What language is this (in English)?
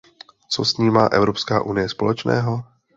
Czech